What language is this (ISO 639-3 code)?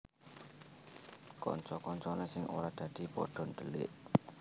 jav